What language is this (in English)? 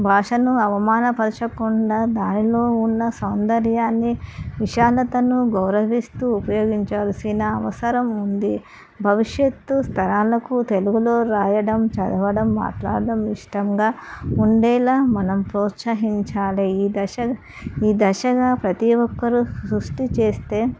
Telugu